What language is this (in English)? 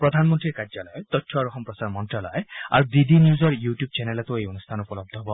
Assamese